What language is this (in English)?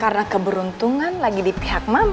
Indonesian